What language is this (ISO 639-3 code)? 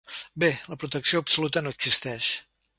cat